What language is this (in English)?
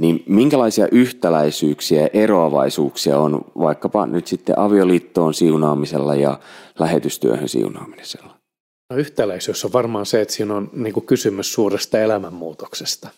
Finnish